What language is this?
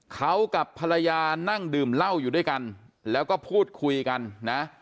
Thai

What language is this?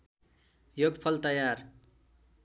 Nepali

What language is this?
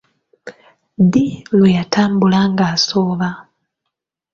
Ganda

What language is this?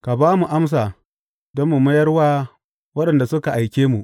Hausa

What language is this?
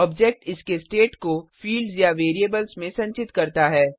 Hindi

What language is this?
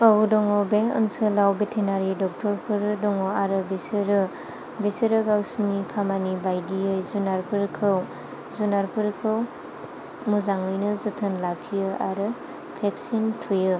Bodo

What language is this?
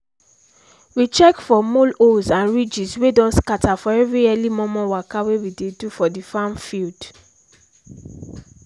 Nigerian Pidgin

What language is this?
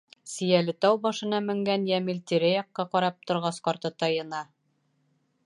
Bashkir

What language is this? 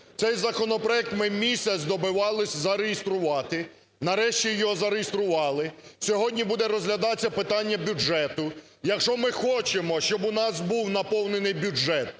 Ukrainian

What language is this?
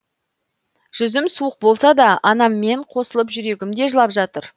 Kazakh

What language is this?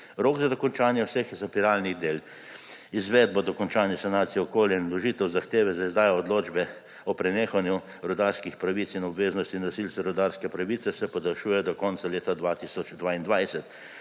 Slovenian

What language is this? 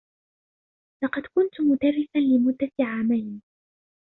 Arabic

